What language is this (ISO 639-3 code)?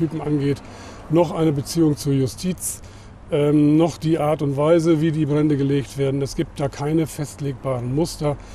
deu